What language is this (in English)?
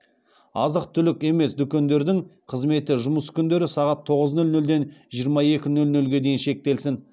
Kazakh